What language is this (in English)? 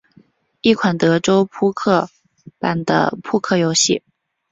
Chinese